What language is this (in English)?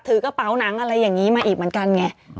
Thai